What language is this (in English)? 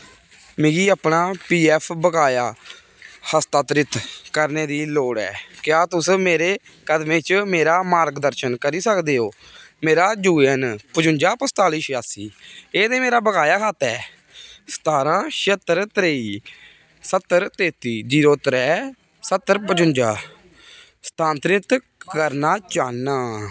Dogri